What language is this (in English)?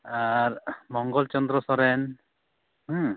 Santali